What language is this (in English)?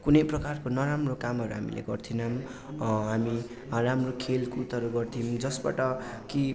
Nepali